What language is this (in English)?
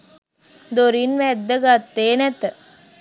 Sinhala